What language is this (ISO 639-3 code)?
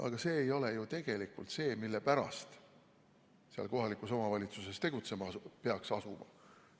est